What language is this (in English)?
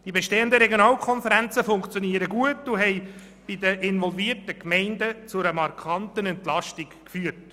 Swiss German